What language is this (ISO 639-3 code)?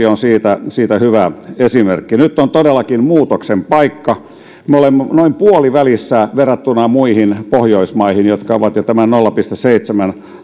fin